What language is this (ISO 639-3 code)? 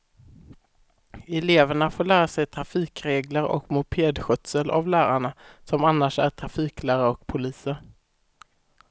swe